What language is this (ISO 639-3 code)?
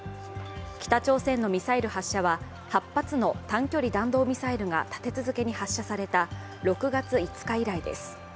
jpn